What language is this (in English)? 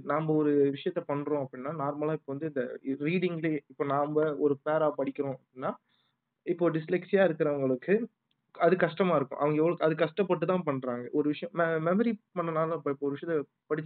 Tamil